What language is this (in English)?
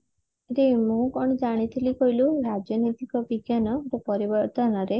Odia